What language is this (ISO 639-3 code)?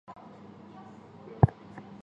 zho